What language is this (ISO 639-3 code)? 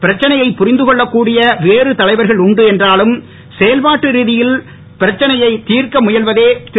tam